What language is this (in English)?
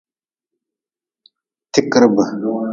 Nawdm